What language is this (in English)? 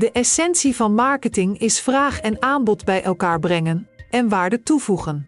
Dutch